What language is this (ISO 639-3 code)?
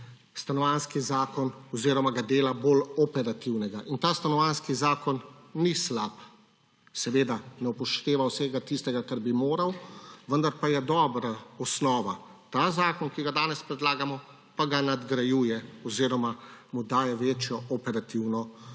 slv